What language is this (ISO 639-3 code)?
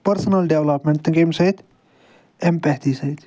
kas